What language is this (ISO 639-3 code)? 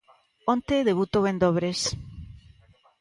glg